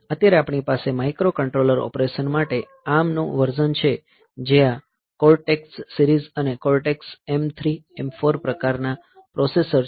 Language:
Gujarati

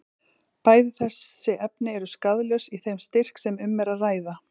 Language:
Icelandic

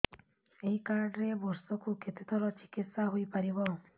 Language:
Odia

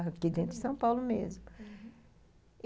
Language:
Portuguese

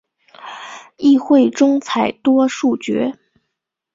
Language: Chinese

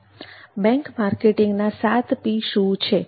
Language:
Gujarati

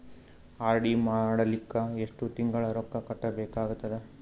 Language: Kannada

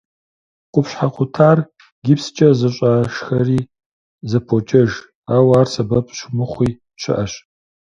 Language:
Kabardian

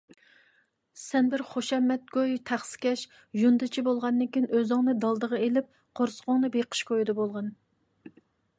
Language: Uyghur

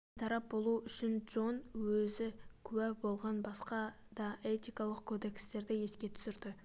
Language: Kazakh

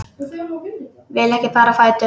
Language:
Icelandic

